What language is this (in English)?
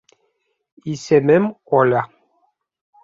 Bashkir